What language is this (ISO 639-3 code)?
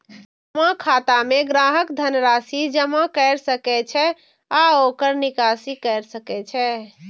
mai